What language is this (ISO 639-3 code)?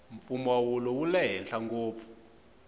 tso